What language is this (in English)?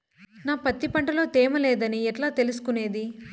Telugu